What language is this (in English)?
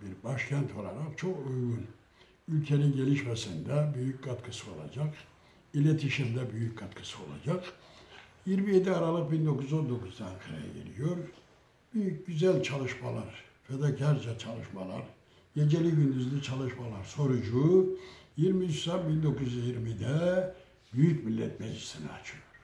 Turkish